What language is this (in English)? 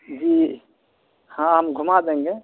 Urdu